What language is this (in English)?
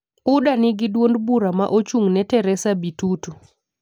Luo (Kenya and Tanzania)